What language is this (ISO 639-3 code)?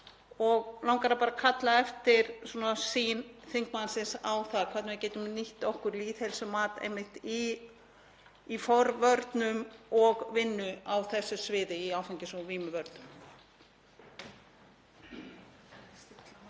isl